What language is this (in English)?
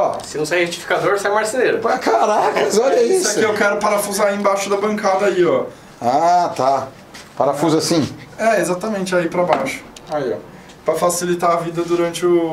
Portuguese